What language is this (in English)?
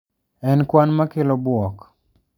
Luo (Kenya and Tanzania)